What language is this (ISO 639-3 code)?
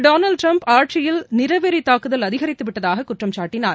tam